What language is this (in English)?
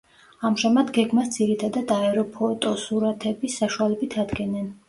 Georgian